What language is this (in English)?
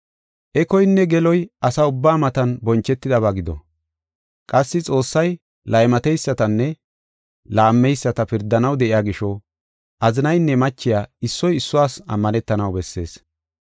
Gofa